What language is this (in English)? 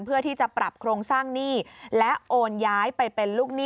Thai